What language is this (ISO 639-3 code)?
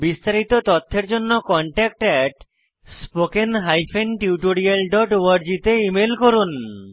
ben